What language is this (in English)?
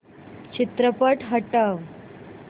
Marathi